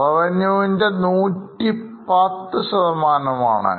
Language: Malayalam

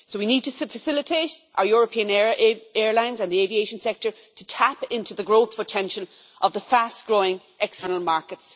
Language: English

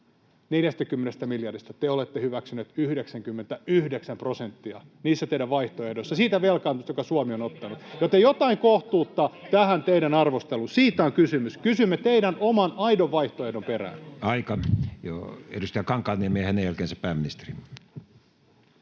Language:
Finnish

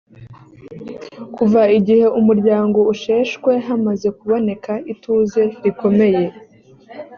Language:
Kinyarwanda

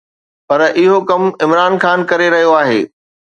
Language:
Sindhi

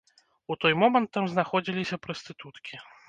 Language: Belarusian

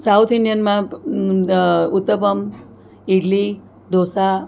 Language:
Gujarati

